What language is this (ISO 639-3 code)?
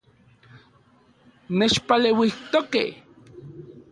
ncx